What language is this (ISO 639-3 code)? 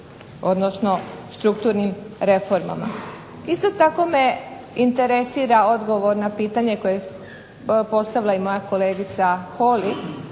hrv